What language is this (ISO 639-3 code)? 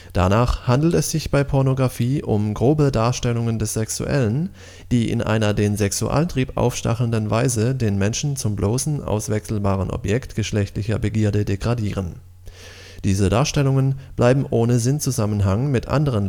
deu